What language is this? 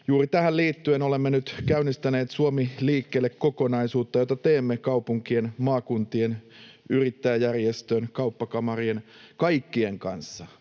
Finnish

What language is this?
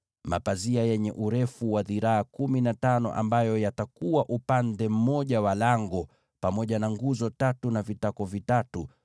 Swahili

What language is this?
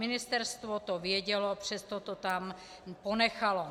Czech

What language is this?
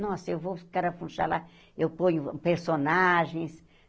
Portuguese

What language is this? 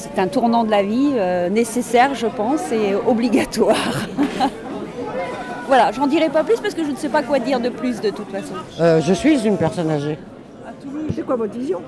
French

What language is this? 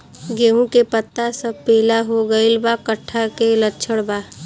Bhojpuri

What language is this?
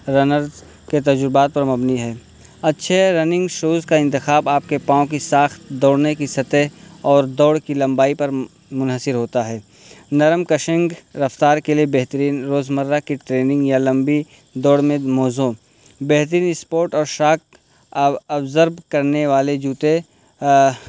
Urdu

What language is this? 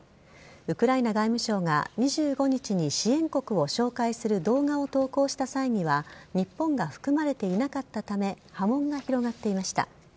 Japanese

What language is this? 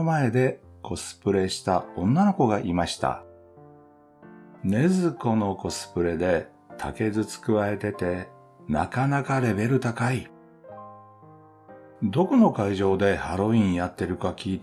Japanese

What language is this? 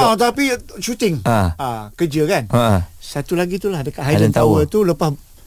Malay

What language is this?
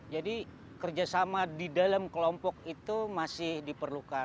Indonesian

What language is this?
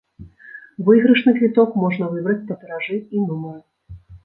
Belarusian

